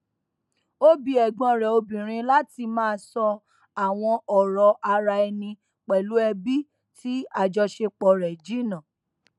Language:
Yoruba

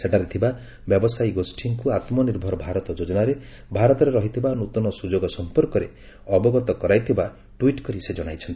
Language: Odia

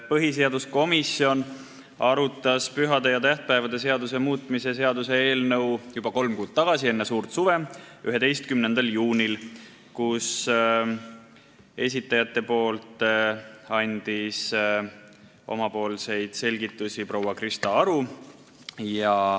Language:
Estonian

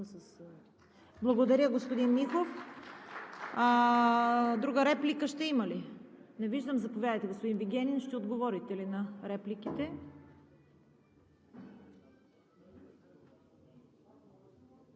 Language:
Bulgarian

